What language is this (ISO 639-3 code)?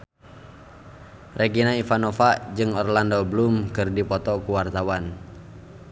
sun